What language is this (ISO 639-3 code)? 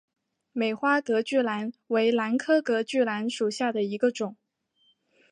zho